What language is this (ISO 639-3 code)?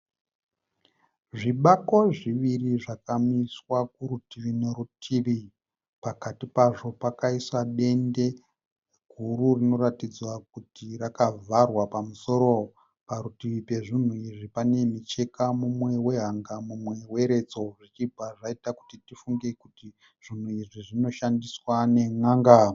sna